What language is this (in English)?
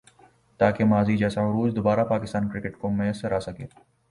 Urdu